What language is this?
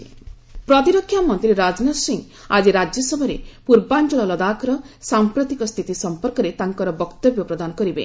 Odia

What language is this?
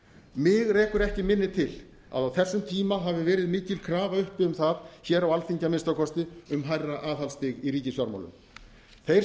Icelandic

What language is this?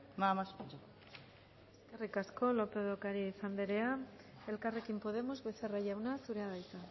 Basque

